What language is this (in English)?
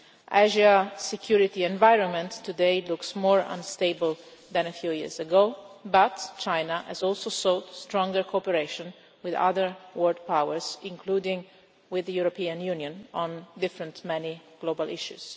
English